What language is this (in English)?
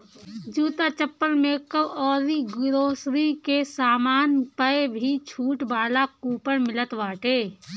Bhojpuri